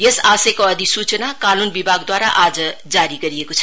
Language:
Nepali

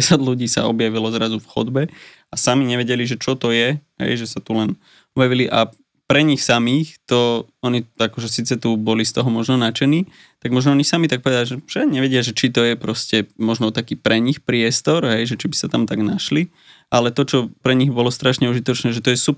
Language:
Slovak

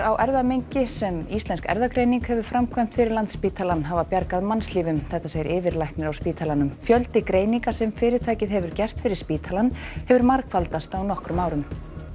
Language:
Icelandic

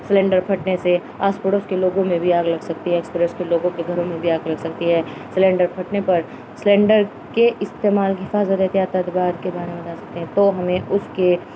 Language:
Urdu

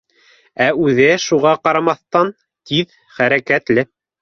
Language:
Bashkir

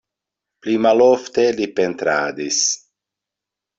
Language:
Esperanto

